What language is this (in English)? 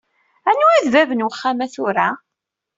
Kabyle